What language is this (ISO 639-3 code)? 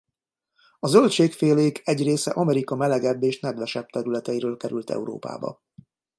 hun